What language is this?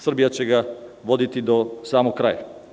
Serbian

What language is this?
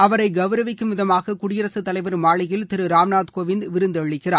Tamil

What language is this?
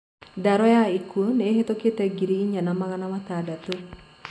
Kikuyu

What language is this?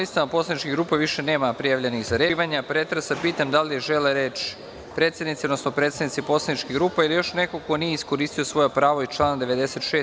Serbian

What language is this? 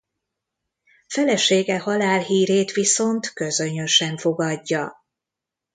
Hungarian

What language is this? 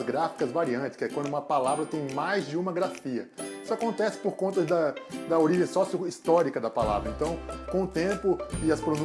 Portuguese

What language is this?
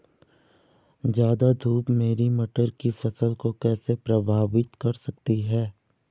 Hindi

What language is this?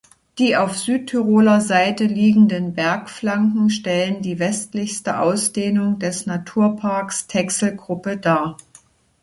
German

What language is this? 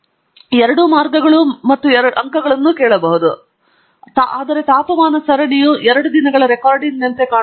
Kannada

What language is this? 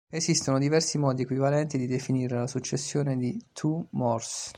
Italian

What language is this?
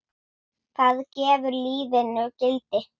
Icelandic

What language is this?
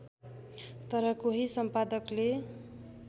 Nepali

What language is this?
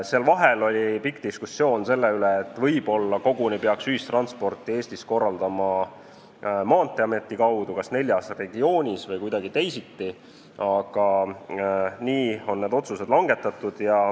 Estonian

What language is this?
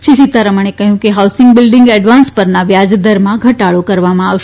Gujarati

